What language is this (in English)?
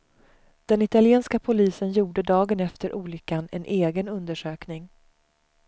Swedish